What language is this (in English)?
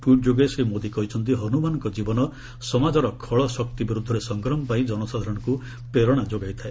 Odia